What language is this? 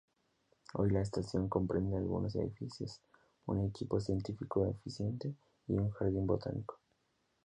Spanish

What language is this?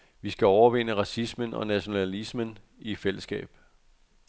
Danish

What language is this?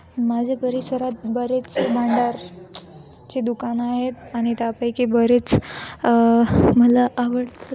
Marathi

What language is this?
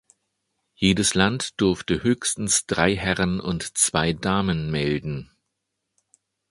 German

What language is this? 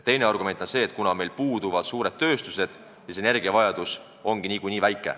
Estonian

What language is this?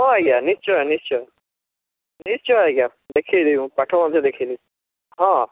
Odia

